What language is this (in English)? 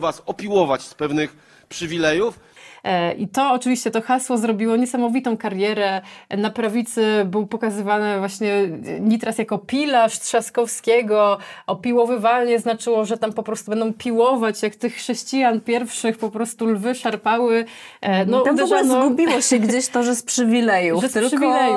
Polish